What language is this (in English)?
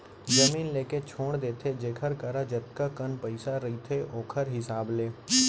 Chhattisgarhi